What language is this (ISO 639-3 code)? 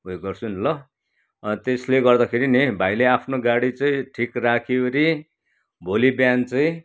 nep